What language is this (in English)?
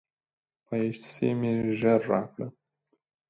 Pashto